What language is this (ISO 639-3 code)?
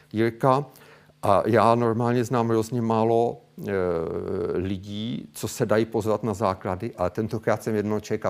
ces